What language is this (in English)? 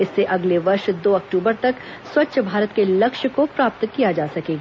Hindi